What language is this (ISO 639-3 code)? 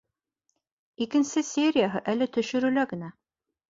bak